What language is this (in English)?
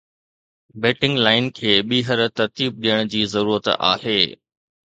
Sindhi